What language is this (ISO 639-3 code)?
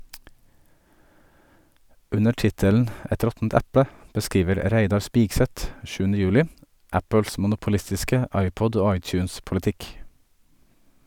nor